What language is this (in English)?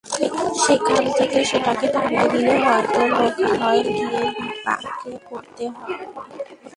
Bangla